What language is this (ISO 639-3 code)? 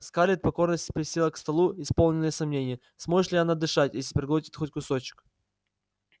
rus